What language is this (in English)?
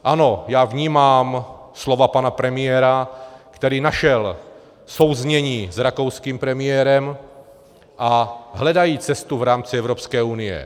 Czech